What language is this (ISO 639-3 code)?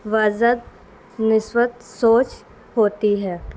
urd